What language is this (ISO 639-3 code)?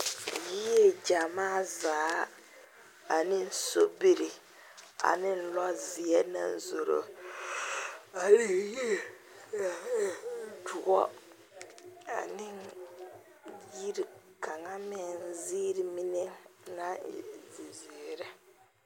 dga